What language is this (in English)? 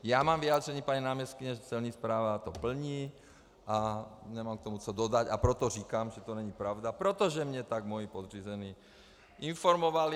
Czech